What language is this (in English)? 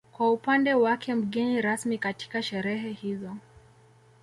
Swahili